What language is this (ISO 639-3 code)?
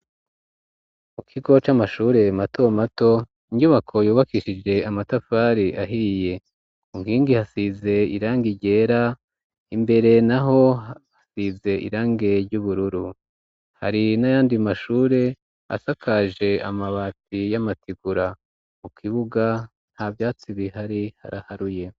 run